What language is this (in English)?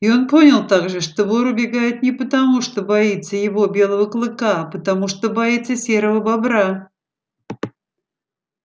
Russian